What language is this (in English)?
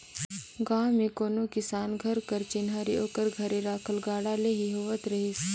Chhattisgarhi